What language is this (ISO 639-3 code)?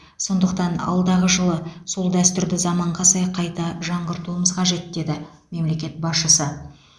kaz